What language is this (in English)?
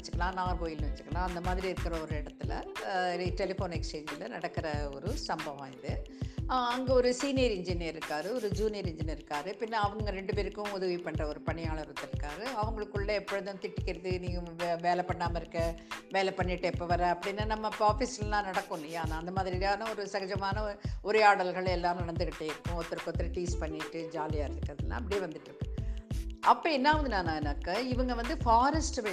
Tamil